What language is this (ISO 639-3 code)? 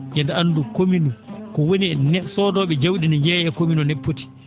ful